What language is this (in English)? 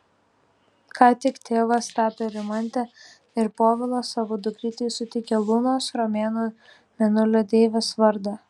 Lithuanian